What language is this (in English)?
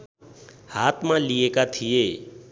Nepali